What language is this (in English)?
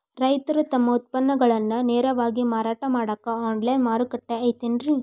Kannada